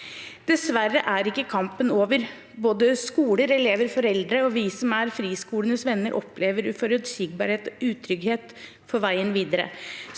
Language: Norwegian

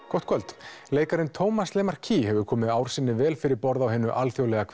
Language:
Icelandic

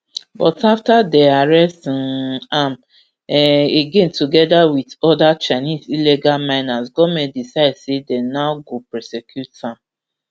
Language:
Nigerian Pidgin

